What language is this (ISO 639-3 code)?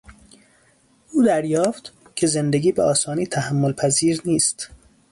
fas